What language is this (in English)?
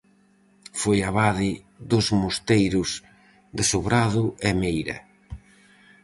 Galician